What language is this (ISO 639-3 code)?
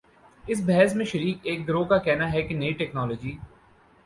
urd